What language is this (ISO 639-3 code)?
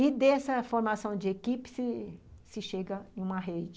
por